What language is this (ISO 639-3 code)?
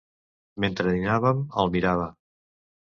cat